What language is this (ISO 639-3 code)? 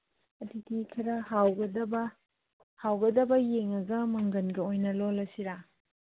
mni